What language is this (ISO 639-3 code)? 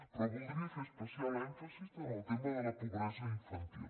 cat